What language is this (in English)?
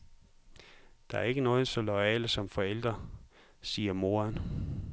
Danish